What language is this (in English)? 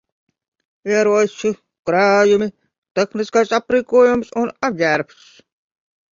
Latvian